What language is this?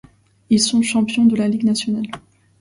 French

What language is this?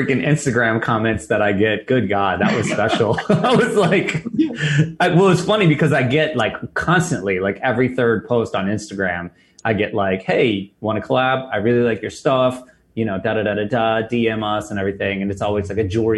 English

